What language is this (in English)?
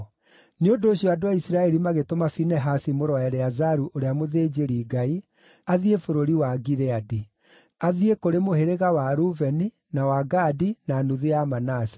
Kikuyu